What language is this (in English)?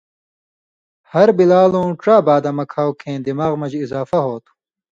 Indus Kohistani